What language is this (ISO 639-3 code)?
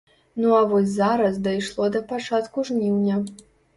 bel